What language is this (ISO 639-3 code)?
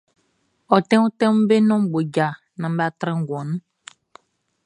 bci